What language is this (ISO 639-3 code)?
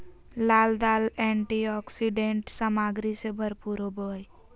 mag